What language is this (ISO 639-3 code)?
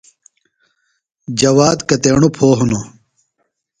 phl